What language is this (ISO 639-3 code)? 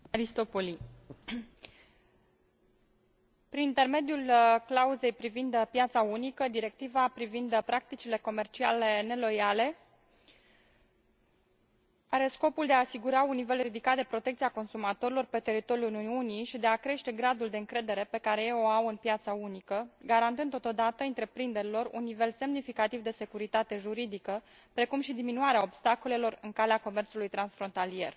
ron